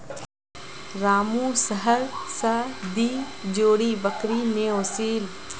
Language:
Magahi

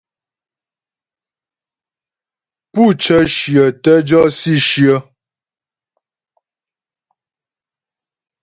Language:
Ghomala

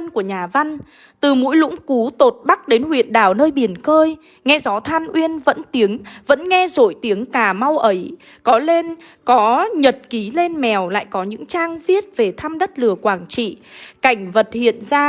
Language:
Vietnamese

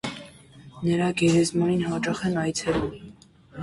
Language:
Armenian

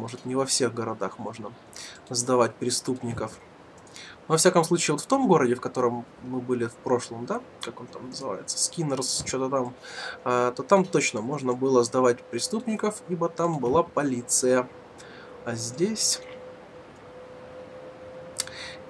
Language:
Russian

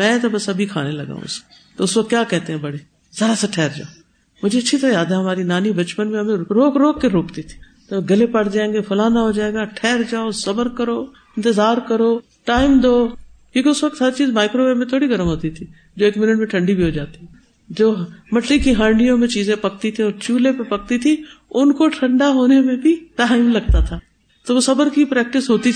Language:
Urdu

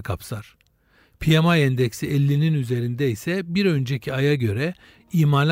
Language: Turkish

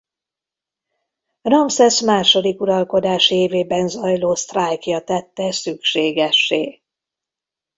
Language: Hungarian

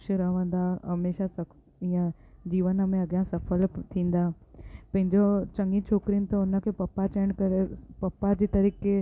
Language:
Sindhi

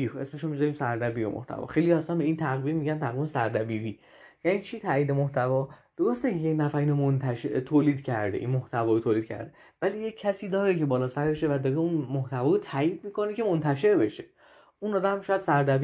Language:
Persian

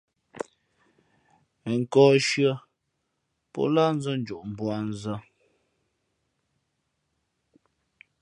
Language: Fe'fe'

